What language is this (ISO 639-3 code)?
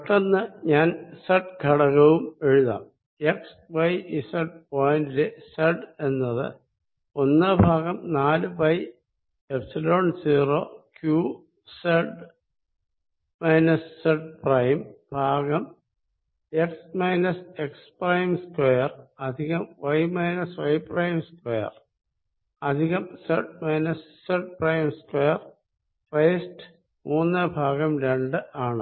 mal